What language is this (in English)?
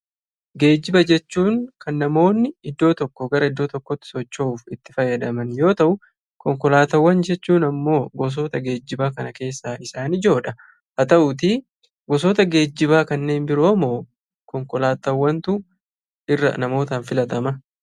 Oromo